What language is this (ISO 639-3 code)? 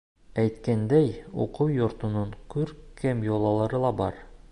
bak